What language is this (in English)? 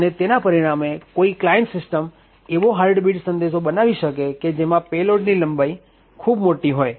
Gujarati